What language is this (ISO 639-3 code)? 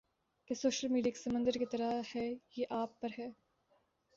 urd